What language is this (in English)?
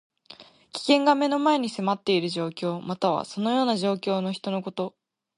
Japanese